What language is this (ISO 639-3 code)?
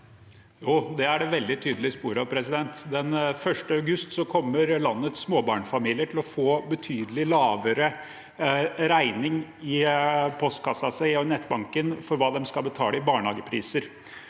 nor